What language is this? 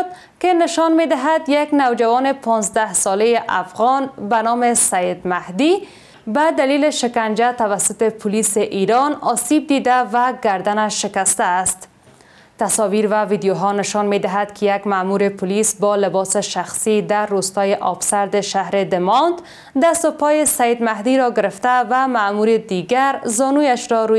Persian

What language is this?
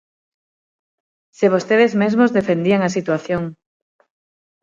Galician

